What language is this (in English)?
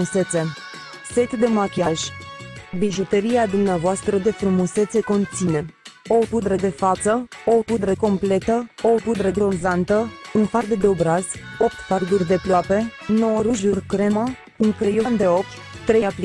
Romanian